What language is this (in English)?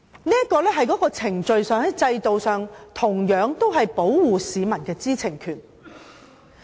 Cantonese